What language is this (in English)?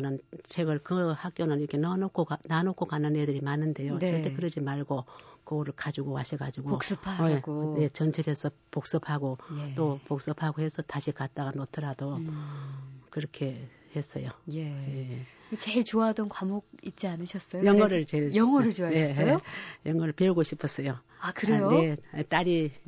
Korean